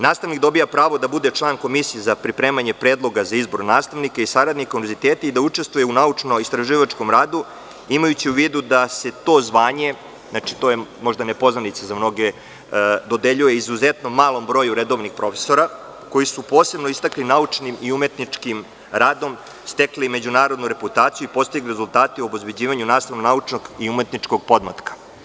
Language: Serbian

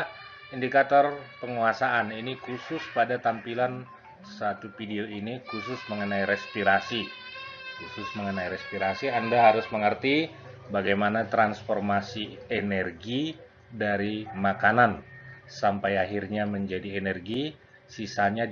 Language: Indonesian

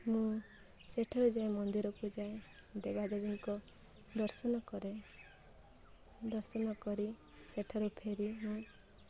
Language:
Odia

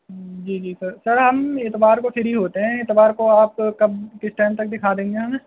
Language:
Urdu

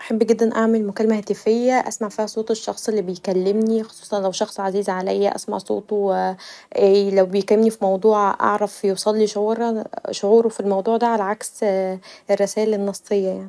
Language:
Egyptian Arabic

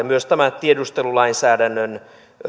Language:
Finnish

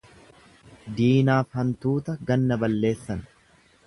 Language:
Oromo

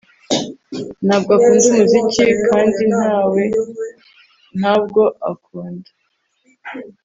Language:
Kinyarwanda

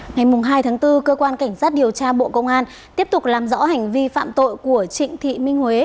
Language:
Vietnamese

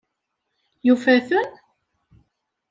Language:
Kabyle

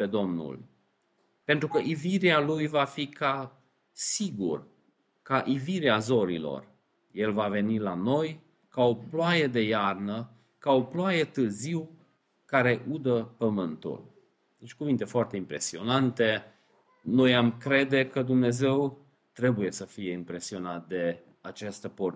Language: Romanian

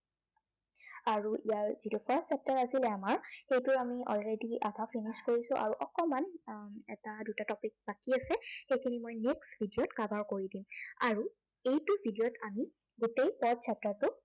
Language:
Assamese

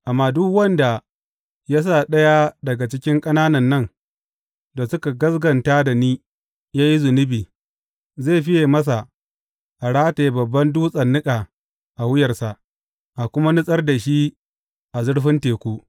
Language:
Hausa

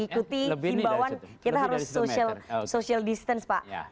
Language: Indonesian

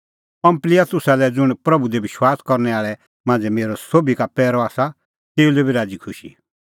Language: Kullu Pahari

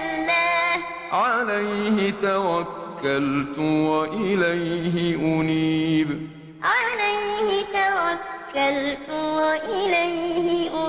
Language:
Arabic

